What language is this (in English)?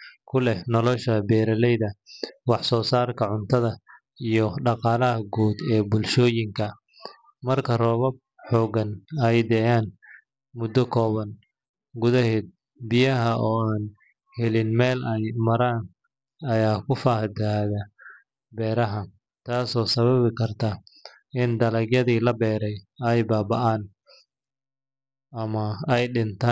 Somali